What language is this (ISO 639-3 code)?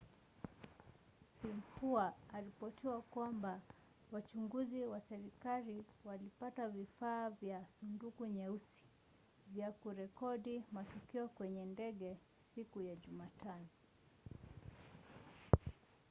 swa